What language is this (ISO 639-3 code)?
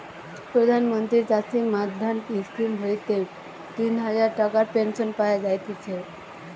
ben